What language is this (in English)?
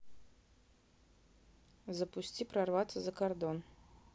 Russian